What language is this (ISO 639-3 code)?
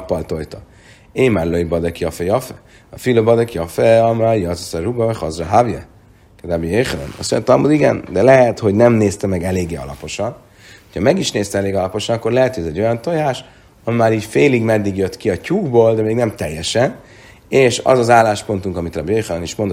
hun